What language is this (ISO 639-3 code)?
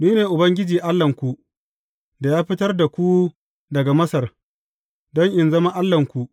hau